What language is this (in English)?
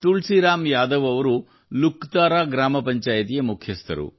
Kannada